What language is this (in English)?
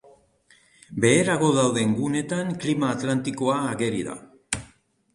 Basque